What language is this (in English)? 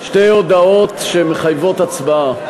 Hebrew